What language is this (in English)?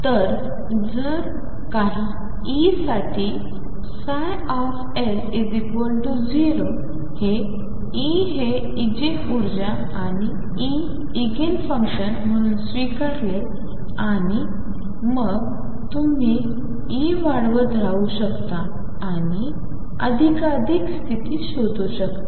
Marathi